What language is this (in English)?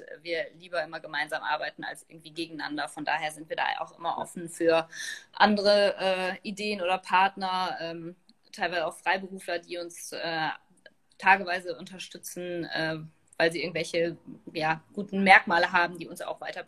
German